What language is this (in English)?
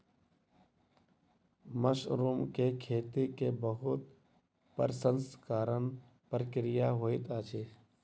Maithili